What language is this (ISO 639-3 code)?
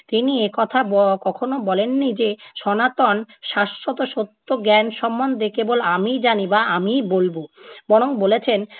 ben